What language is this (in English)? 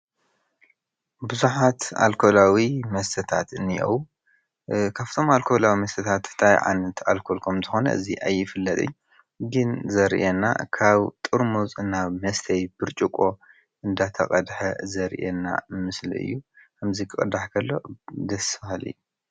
Tigrinya